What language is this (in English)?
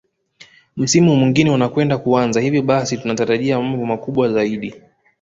Swahili